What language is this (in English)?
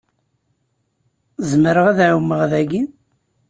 Kabyle